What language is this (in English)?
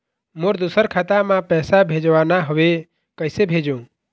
Chhattisgarhi